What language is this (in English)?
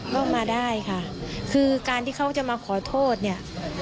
Thai